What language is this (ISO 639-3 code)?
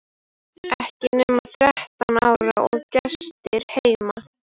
isl